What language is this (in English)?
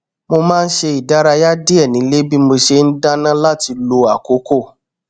Yoruba